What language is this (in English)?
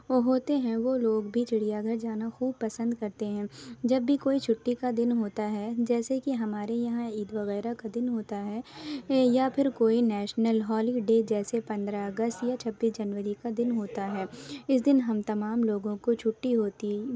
Urdu